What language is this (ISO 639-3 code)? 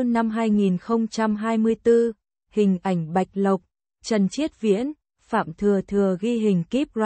vie